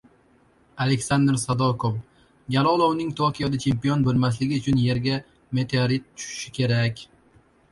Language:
Uzbek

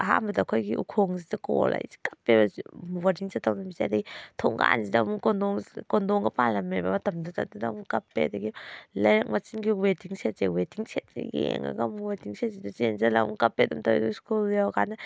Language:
Manipuri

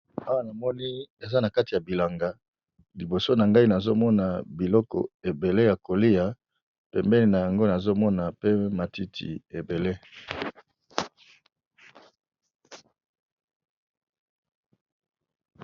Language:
Lingala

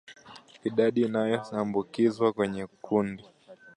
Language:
Swahili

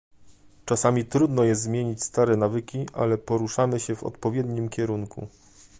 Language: Polish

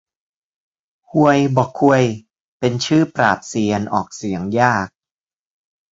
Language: Thai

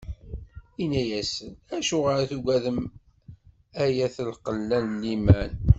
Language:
Kabyle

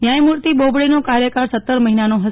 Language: Gujarati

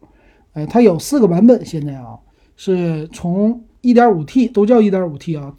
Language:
Chinese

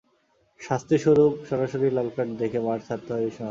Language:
Bangla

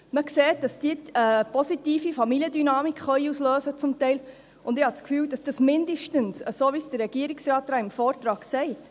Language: Swiss German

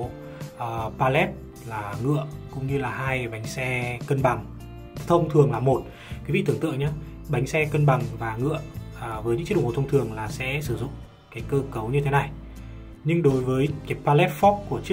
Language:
Vietnamese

